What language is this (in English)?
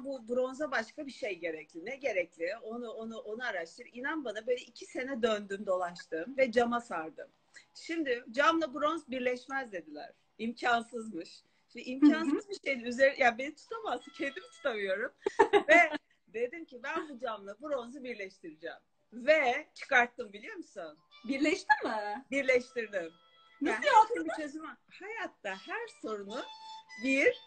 Turkish